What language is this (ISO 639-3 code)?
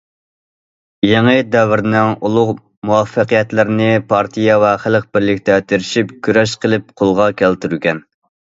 uig